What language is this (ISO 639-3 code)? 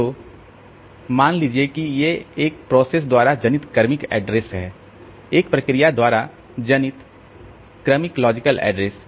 hin